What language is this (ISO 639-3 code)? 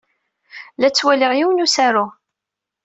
kab